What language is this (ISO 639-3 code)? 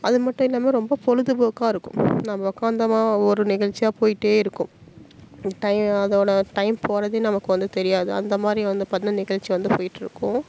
tam